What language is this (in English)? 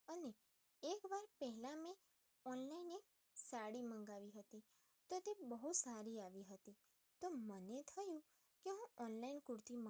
Gujarati